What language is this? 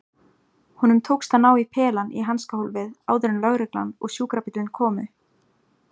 Icelandic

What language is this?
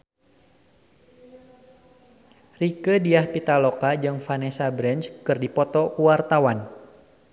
Sundanese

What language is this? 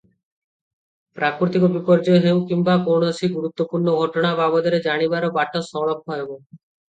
Odia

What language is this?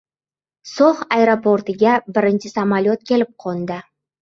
Uzbek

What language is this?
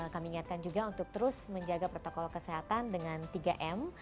Indonesian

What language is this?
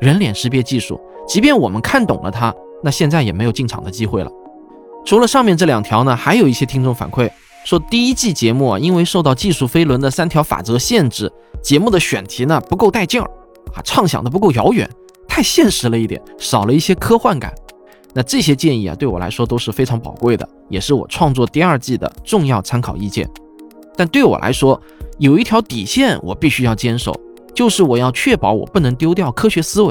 Chinese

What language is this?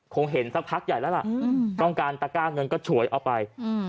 Thai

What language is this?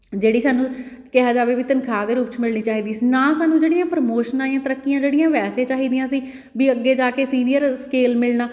Punjabi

